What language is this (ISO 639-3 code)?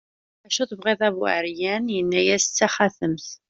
kab